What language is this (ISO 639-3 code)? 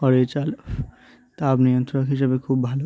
ben